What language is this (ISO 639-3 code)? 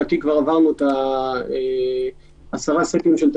heb